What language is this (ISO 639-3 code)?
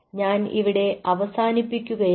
mal